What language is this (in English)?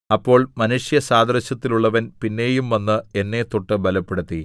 Malayalam